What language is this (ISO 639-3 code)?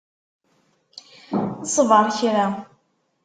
kab